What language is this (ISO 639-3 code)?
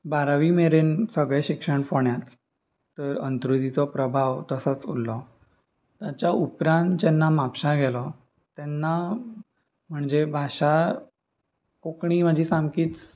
kok